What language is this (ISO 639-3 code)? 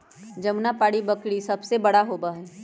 mag